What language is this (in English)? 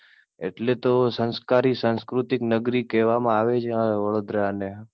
Gujarati